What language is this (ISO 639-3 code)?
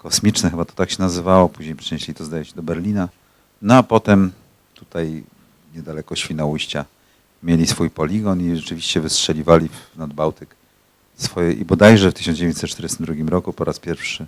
pol